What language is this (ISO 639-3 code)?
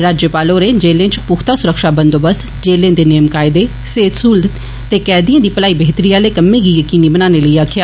doi